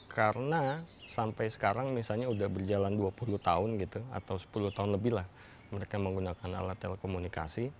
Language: Indonesian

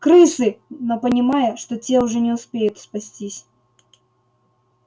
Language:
Russian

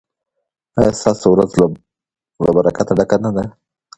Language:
Pashto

